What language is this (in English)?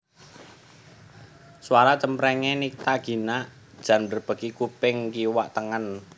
Javanese